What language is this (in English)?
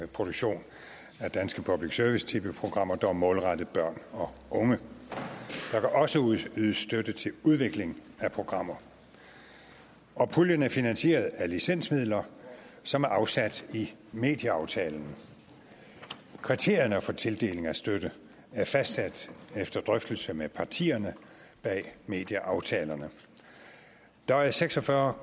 Danish